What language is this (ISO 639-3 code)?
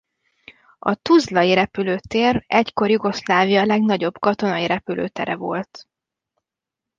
hun